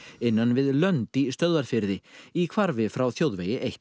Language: Icelandic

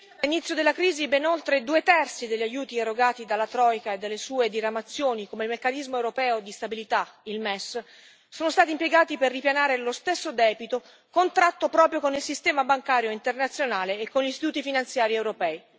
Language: Italian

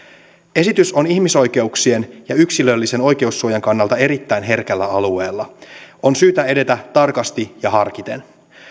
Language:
Finnish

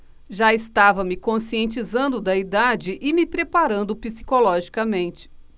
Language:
Portuguese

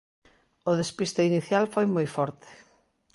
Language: Galician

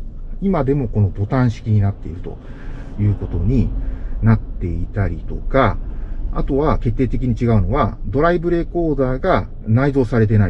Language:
Japanese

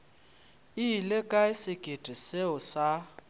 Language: Northern Sotho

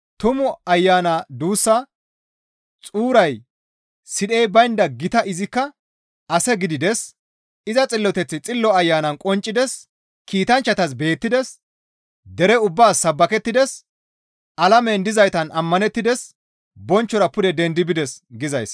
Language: Gamo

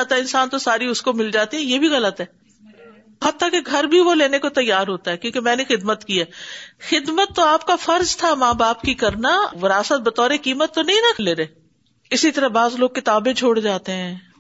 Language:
Urdu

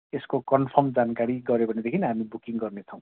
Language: Nepali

